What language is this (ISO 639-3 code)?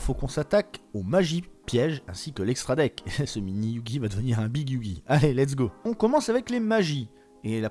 fra